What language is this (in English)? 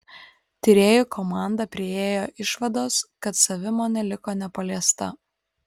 Lithuanian